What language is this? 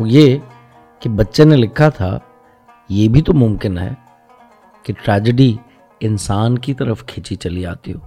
Urdu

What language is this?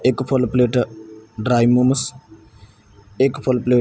Punjabi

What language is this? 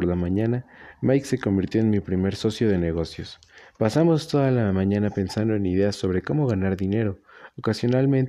Spanish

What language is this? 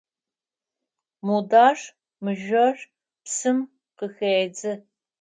Adyghe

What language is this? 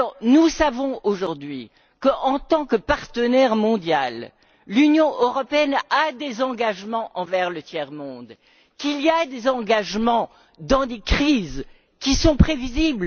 French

